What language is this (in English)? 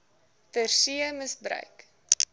Afrikaans